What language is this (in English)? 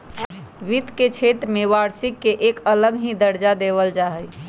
Magahi